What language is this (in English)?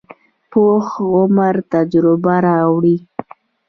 Pashto